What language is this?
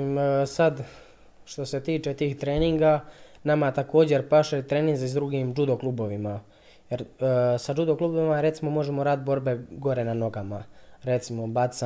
Croatian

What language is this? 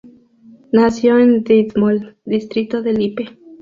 Spanish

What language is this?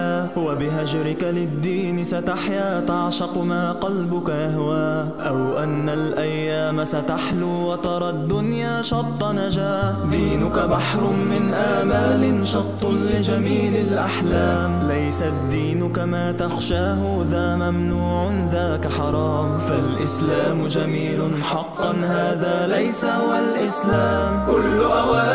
Arabic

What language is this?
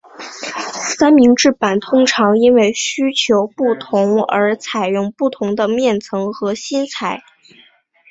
Chinese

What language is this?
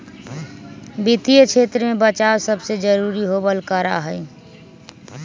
Magahi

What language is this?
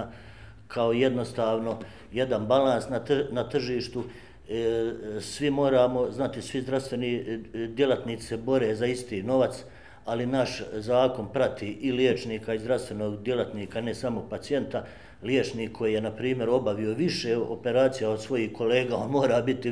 Croatian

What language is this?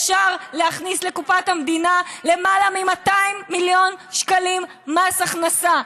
Hebrew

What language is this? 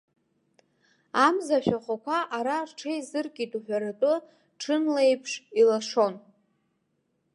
Abkhazian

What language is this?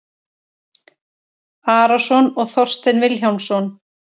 Icelandic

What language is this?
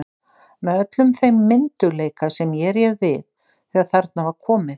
Icelandic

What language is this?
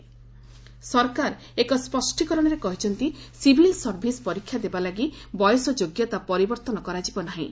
Odia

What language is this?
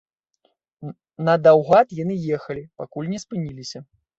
Belarusian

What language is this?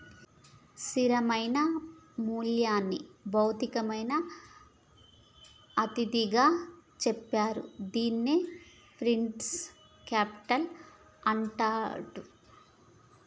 Telugu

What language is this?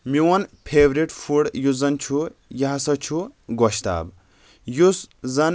Kashmiri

